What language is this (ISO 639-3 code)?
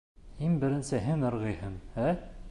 bak